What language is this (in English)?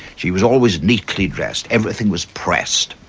English